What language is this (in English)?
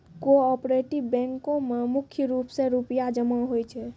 Maithili